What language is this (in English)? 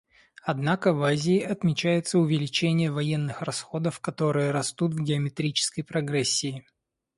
Russian